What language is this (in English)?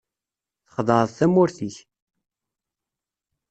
Kabyle